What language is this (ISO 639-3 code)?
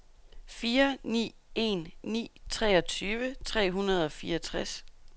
dan